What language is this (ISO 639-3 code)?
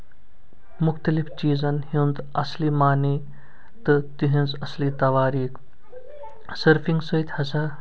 kas